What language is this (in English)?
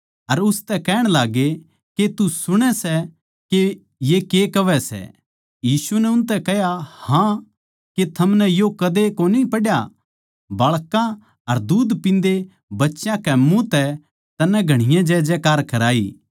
Haryanvi